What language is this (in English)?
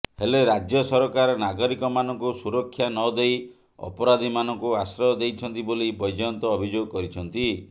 Odia